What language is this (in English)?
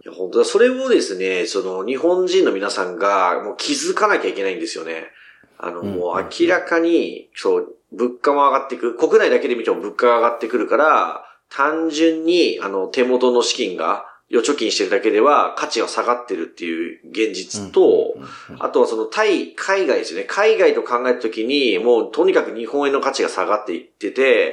Japanese